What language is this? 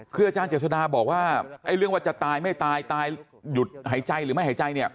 Thai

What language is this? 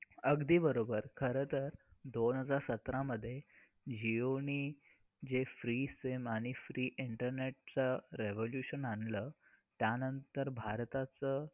Marathi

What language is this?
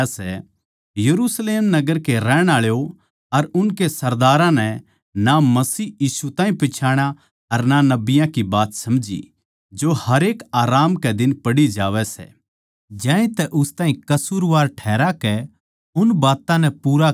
Haryanvi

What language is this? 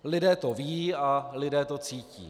Czech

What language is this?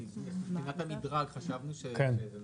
Hebrew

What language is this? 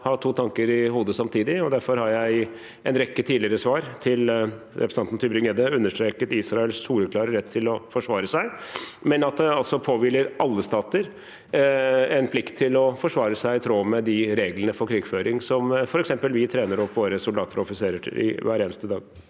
Norwegian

